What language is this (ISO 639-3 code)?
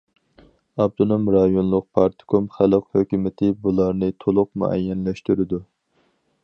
uig